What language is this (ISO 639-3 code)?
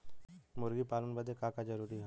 bho